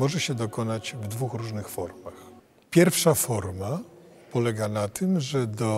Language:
Polish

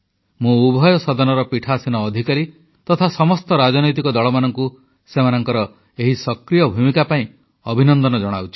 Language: Odia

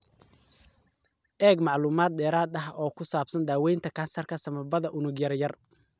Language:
Somali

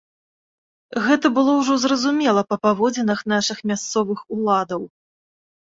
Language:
Belarusian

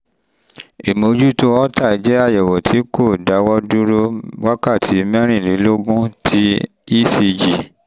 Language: Yoruba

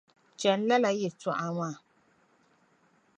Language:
Dagbani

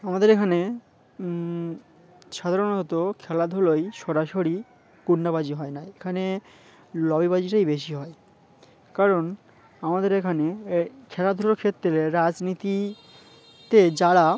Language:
Bangla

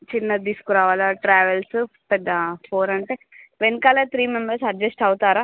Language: Telugu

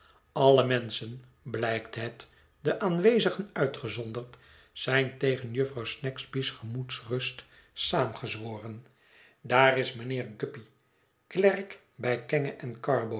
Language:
Dutch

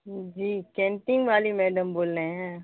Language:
Urdu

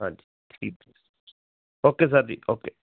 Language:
Punjabi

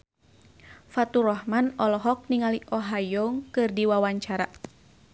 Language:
Sundanese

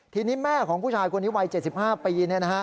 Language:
Thai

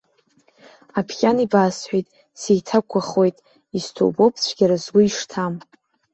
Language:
Abkhazian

